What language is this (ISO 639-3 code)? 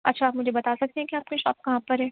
urd